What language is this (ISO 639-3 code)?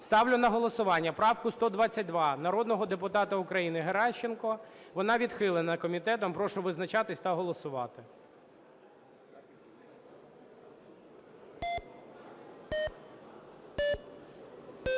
ukr